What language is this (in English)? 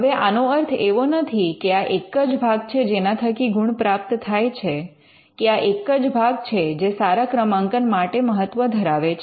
Gujarati